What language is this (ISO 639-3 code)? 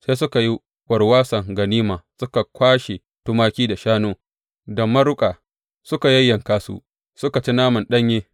hau